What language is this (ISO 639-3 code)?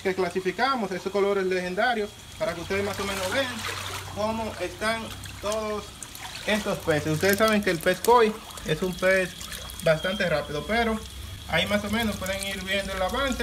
spa